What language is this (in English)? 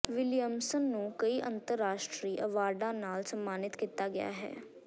Punjabi